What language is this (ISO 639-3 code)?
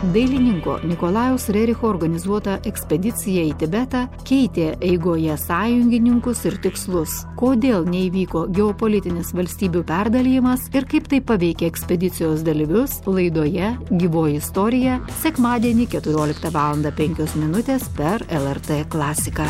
lit